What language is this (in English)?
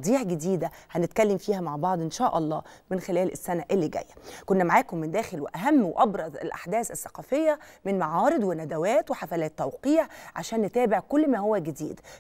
Arabic